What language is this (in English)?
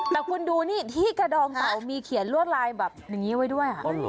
Thai